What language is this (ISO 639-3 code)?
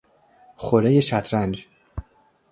fas